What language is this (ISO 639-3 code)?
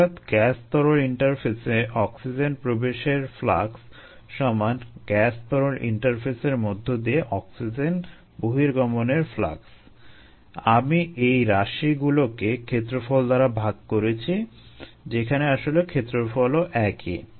ben